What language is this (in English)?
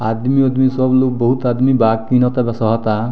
Bhojpuri